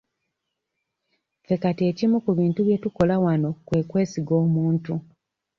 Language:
Ganda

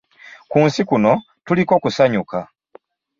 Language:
Ganda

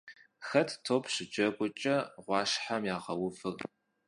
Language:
Kabardian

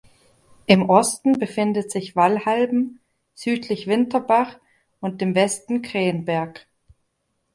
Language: German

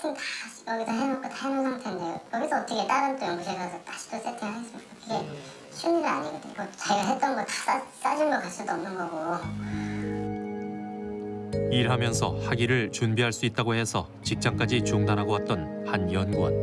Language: Korean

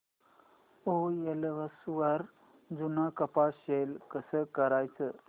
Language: Marathi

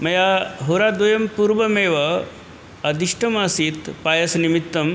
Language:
Sanskrit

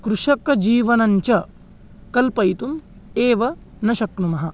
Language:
Sanskrit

